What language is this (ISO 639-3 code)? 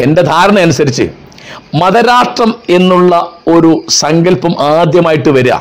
mal